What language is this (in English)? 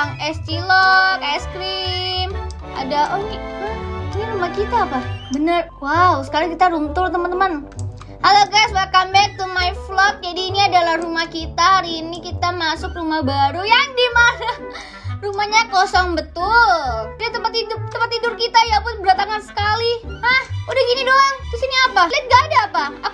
Indonesian